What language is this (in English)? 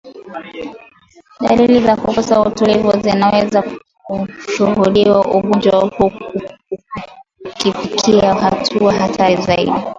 Swahili